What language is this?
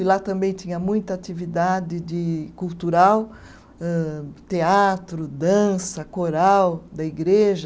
Portuguese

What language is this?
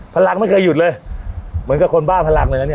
Thai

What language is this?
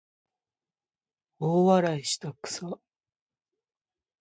Japanese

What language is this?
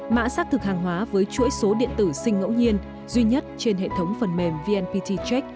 Vietnamese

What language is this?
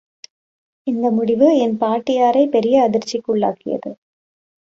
Tamil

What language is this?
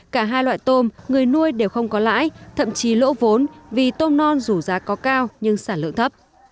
Vietnamese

